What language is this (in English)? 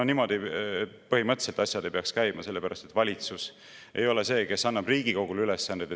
Estonian